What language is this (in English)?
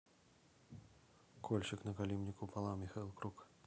Russian